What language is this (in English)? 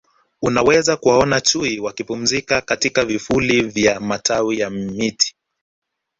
Swahili